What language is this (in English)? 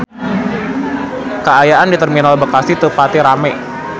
Sundanese